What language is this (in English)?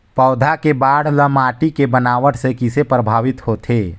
Chhattisgarhi